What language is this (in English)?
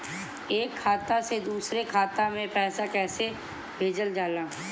Bhojpuri